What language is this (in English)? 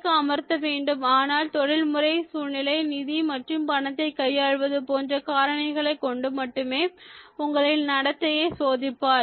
Tamil